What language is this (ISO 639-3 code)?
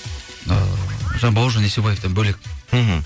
kaz